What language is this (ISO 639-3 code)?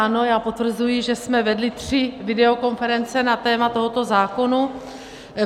ces